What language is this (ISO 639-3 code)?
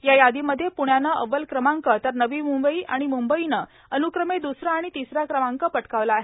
mar